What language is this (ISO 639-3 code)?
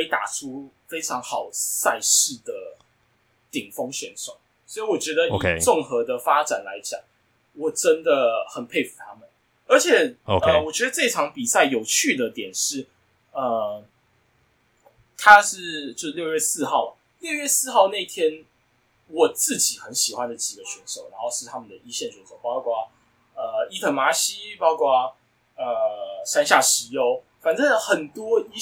zho